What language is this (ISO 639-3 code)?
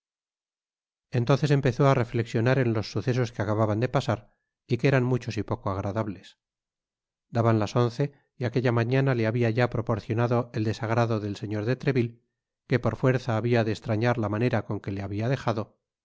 spa